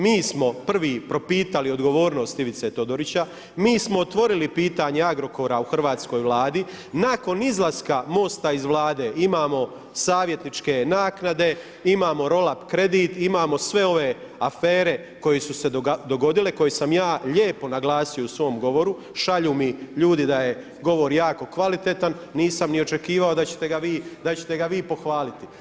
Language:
Croatian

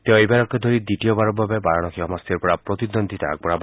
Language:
Assamese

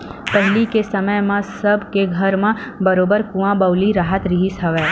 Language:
Chhattisgarhi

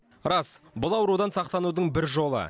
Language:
Kazakh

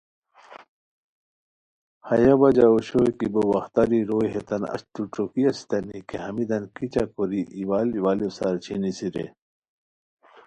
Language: Khowar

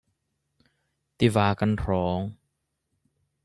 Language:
Hakha Chin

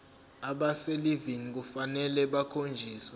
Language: Zulu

